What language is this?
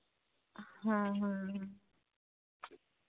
Santali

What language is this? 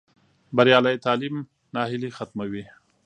Pashto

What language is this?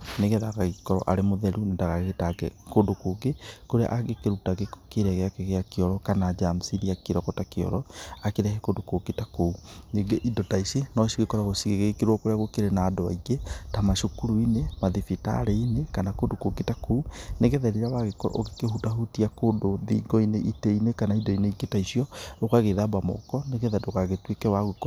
Kikuyu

